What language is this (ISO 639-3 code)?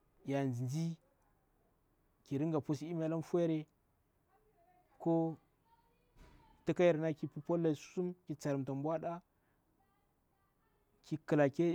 bwr